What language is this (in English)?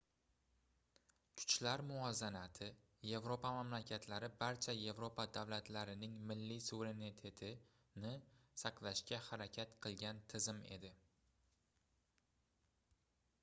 Uzbek